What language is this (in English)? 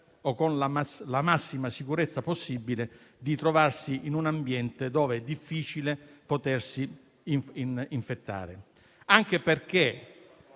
Italian